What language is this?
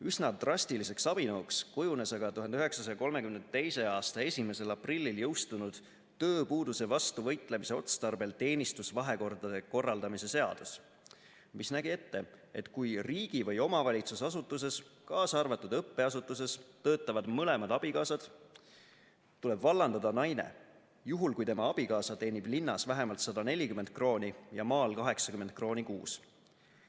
Estonian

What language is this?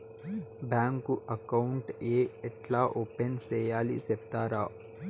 Telugu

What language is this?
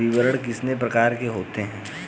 Hindi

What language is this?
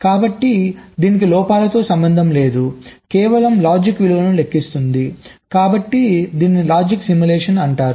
Telugu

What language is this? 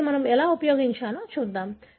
Telugu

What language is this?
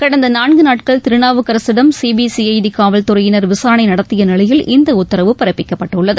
Tamil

